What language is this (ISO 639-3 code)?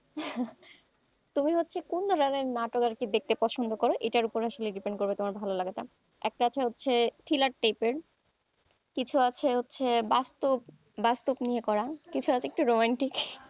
ben